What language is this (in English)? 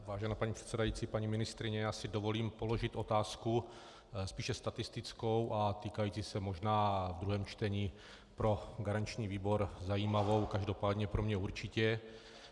Czech